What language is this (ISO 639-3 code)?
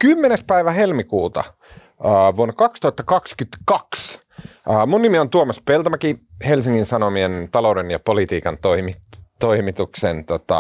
fin